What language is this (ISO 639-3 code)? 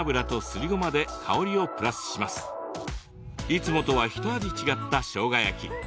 jpn